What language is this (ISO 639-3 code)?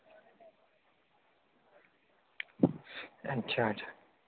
doi